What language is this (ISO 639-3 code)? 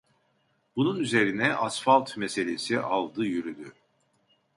tur